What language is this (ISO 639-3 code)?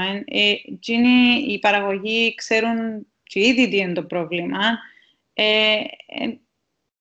ell